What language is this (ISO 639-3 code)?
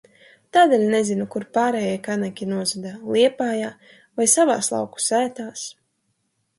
lav